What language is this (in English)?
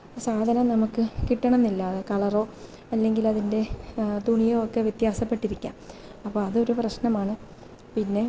Malayalam